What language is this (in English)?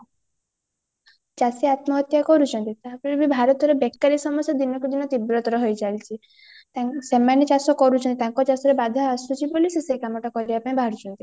Odia